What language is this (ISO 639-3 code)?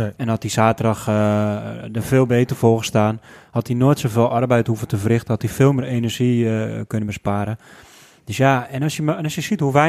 nld